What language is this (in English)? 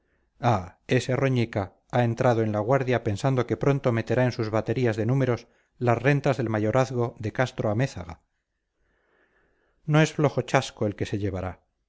Spanish